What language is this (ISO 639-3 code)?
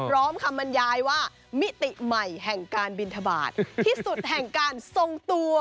tha